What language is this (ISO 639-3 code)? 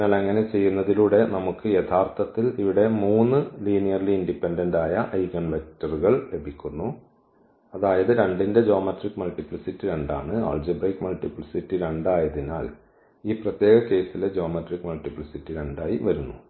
mal